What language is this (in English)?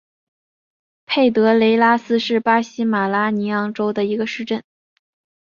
Chinese